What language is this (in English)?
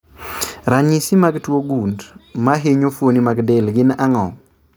Luo (Kenya and Tanzania)